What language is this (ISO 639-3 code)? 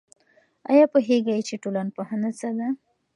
pus